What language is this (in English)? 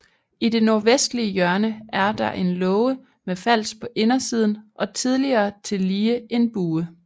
Danish